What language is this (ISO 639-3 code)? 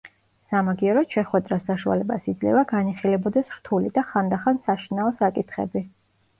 kat